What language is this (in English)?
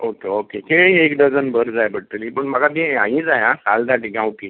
Konkani